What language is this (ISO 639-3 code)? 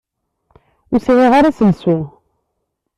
kab